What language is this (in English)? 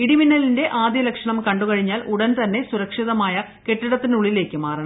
Malayalam